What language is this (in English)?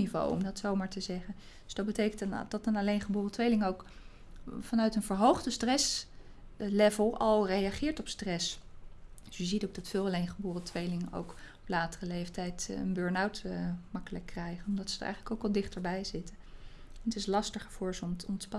Dutch